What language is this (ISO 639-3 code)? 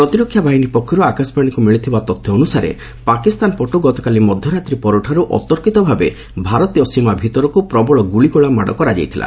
ori